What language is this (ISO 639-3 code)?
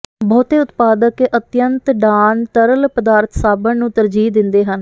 pan